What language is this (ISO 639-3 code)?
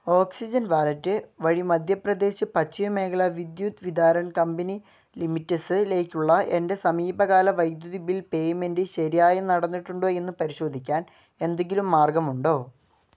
mal